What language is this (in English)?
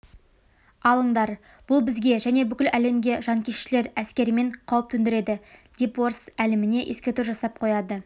Kazakh